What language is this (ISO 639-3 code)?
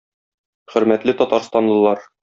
tat